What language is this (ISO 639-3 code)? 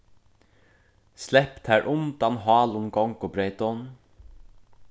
fao